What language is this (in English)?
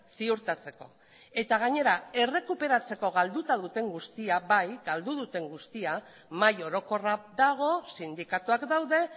Basque